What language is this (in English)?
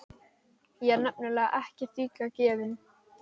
Icelandic